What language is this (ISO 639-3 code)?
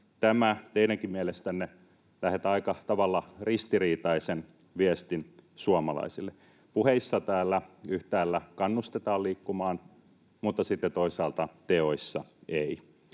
fin